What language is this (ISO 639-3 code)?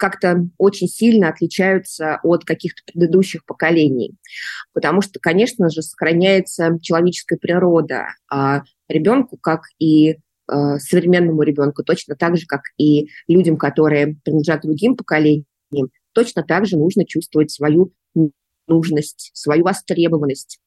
rus